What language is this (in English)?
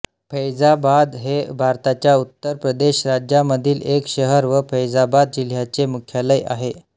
Marathi